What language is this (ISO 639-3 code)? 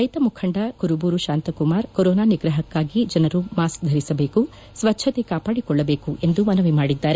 kan